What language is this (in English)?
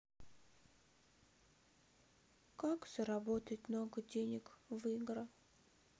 Russian